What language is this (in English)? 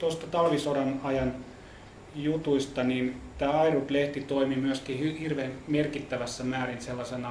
Finnish